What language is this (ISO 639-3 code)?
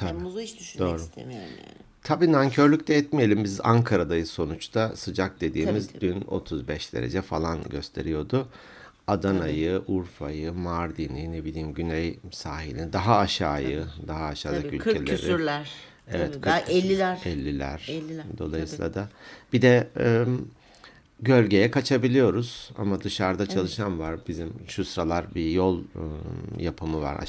tur